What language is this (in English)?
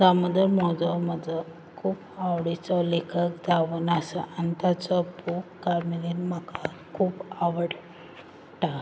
Konkani